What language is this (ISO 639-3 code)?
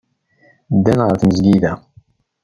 kab